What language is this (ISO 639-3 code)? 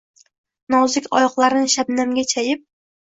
uzb